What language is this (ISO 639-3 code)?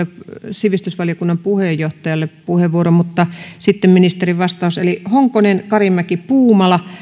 fin